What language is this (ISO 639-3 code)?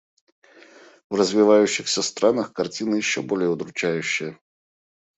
rus